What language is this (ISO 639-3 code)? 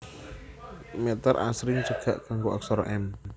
jav